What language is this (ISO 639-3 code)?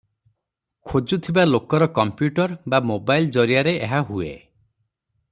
ori